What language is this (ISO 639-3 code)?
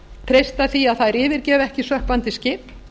isl